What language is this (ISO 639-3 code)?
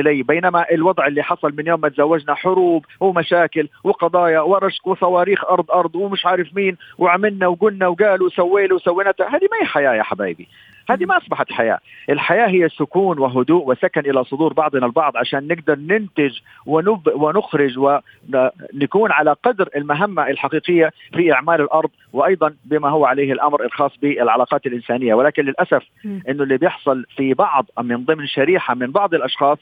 ara